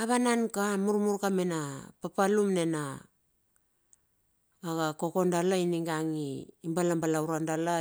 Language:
Bilur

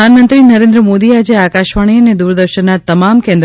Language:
Gujarati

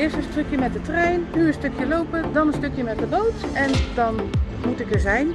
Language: Dutch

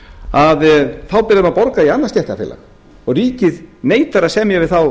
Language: Icelandic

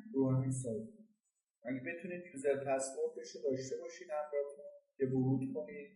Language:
Persian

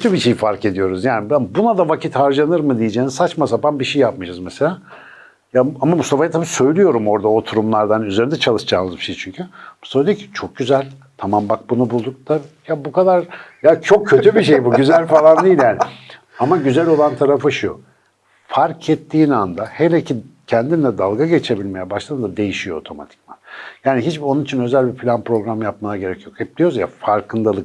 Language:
Turkish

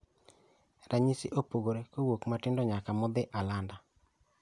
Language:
Luo (Kenya and Tanzania)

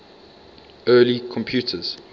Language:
English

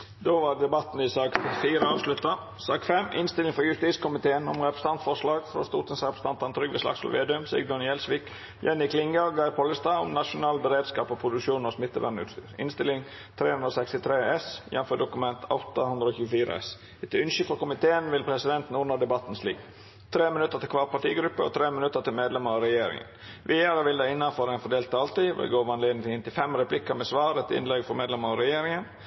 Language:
Norwegian Nynorsk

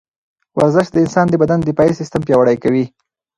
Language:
Pashto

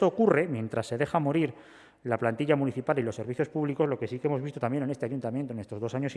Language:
Spanish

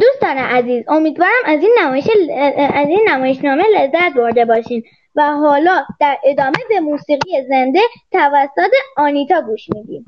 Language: Persian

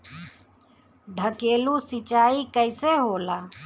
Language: Bhojpuri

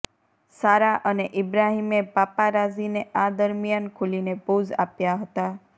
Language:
Gujarati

